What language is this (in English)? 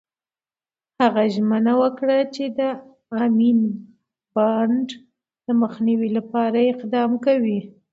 Pashto